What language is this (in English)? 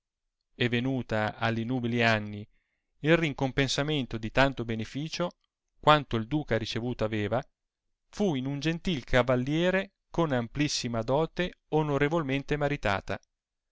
Italian